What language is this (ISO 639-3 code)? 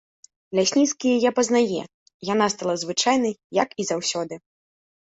bel